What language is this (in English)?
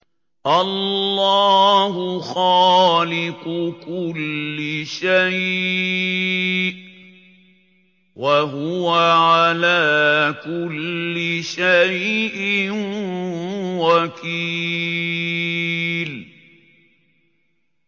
Arabic